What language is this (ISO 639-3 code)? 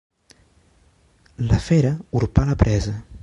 cat